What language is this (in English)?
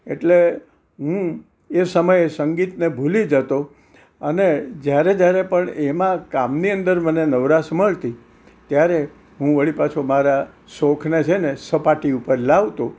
Gujarati